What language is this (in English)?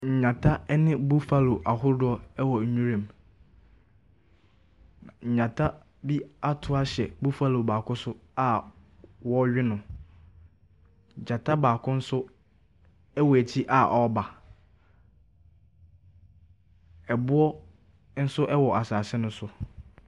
Akan